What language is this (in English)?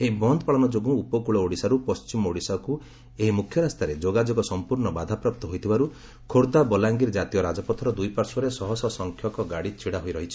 Odia